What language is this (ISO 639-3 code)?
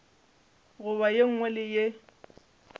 nso